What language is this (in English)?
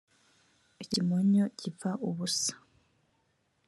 Kinyarwanda